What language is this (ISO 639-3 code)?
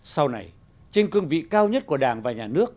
vie